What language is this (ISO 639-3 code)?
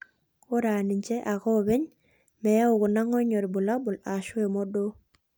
mas